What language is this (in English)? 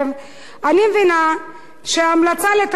Hebrew